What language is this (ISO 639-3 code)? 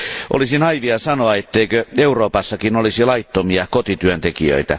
fin